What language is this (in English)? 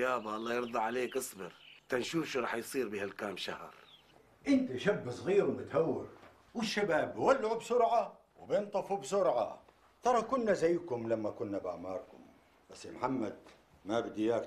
Arabic